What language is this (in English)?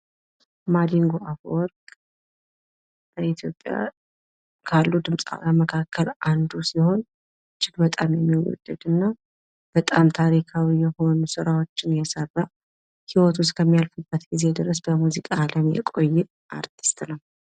Amharic